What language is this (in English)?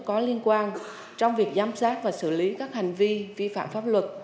Vietnamese